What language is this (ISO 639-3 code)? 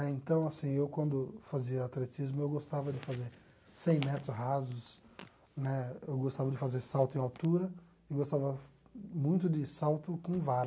por